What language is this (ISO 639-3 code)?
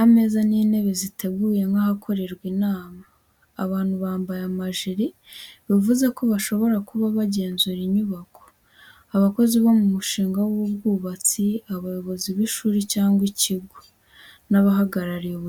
kin